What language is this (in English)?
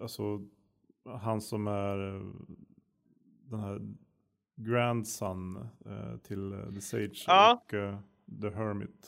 Swedish